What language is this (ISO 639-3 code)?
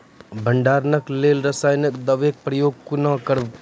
mai